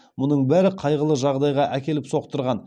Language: Kazakh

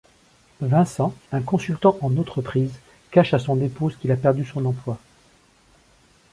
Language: French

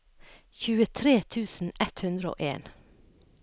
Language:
Norwegian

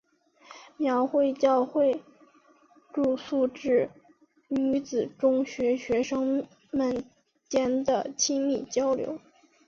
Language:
Chinese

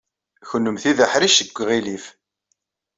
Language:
Kabyle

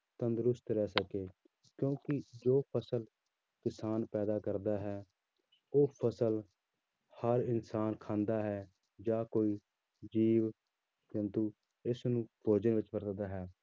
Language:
Punjabi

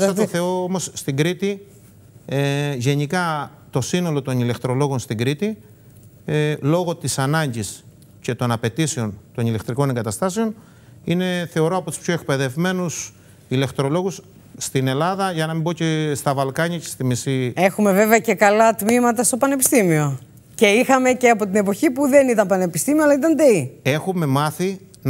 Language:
Greek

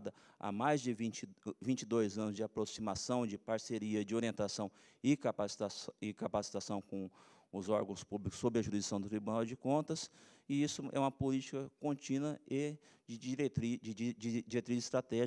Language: Portuguese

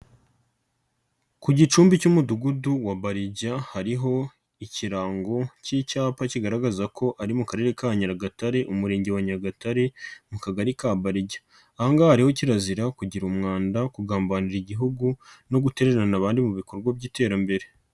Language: Kinyarwanda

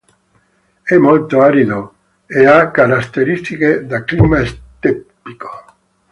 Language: Italian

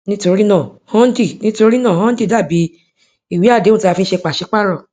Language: Yoruba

